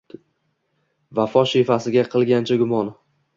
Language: Uzbek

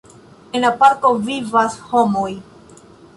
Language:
Esperanto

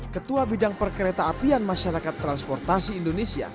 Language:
Indonesian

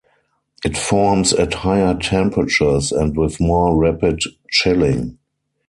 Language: English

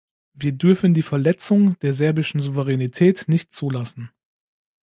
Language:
German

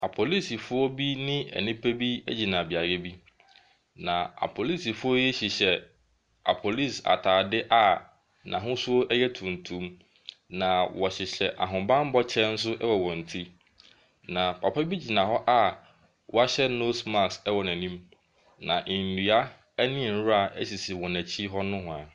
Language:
Akan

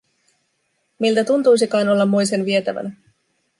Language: Finnish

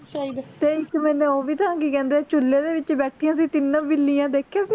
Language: Punjabi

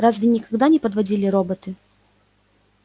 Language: Russian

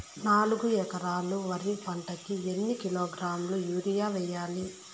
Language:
Telugu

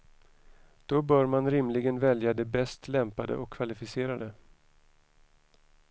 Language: Swedish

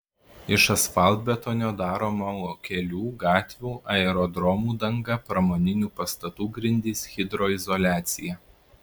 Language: Lithuanian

